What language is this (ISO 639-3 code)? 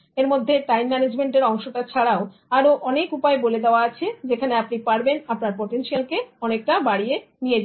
ben